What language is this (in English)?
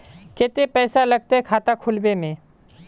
Magahi